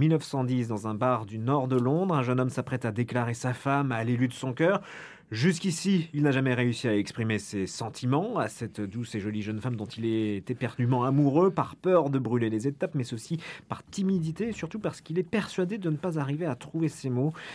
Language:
French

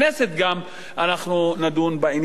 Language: Hebrew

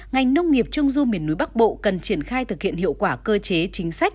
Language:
Vietnamese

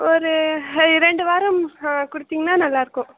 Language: Tamil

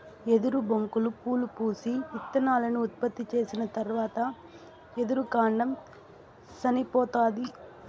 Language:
Telugu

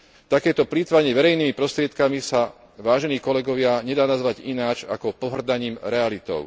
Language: Slovak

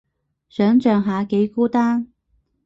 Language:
Cantonese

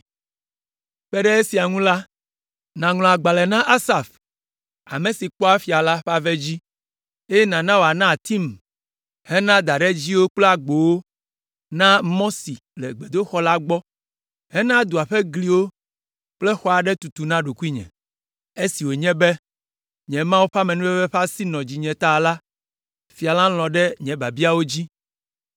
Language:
Ewe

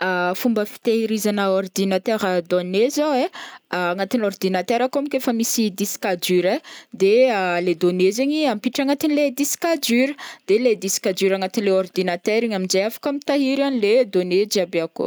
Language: Northern Betsimisaraka Malagasy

